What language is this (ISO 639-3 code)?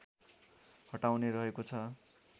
nep